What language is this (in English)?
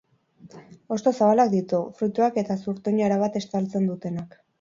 Basque